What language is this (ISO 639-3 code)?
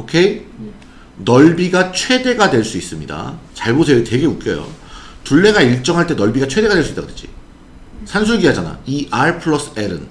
kor